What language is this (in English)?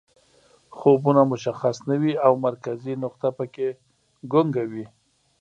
Pashto